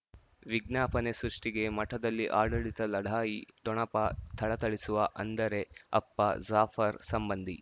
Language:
Kannada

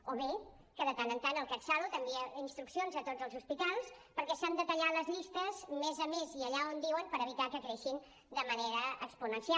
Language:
Catalan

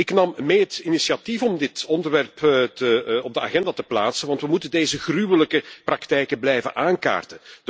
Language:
Dutch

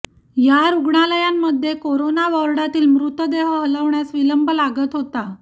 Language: Marathi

